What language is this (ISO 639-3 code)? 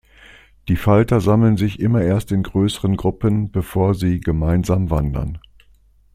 deu